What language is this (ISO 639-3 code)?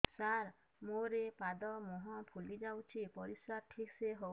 ori